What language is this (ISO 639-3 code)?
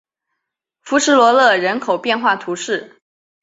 zho